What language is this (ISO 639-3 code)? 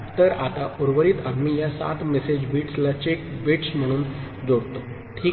mar